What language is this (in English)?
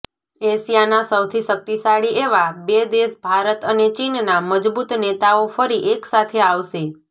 Gujarati